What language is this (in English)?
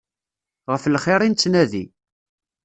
Kabyle